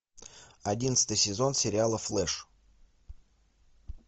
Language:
Russian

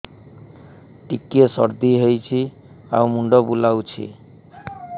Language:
Odia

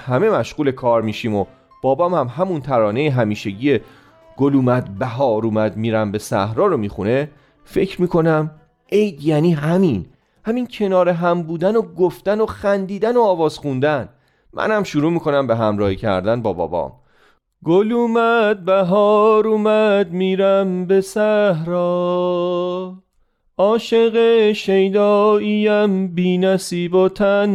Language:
Persian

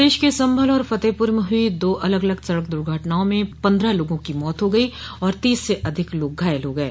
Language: Hindi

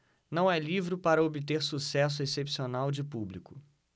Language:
Portuguese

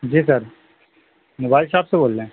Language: Urdu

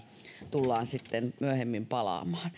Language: Finnish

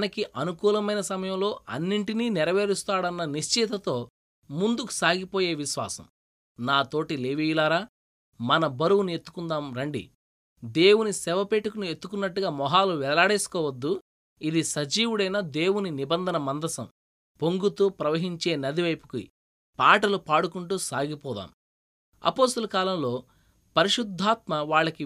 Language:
Telugu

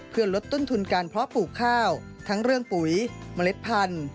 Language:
Thai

